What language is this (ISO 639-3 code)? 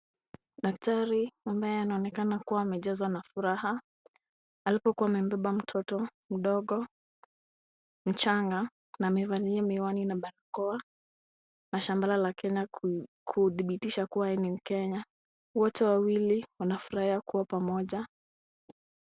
swa